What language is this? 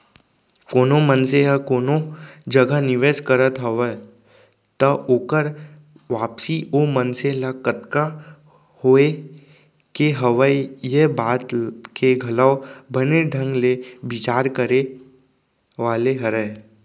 Chhattisgarhi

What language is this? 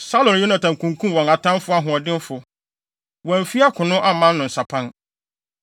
Akan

